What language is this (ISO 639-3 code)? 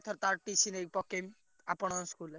ori